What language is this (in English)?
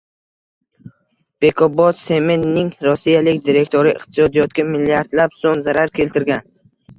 Uzbek